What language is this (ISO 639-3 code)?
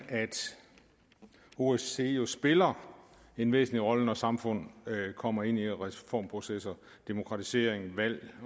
dan